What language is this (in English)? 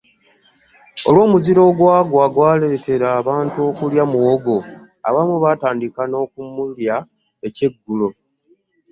Ganda